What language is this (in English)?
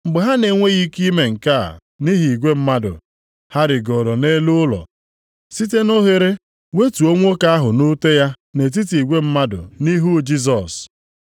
Igbo